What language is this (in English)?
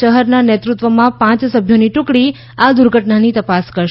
Gujarati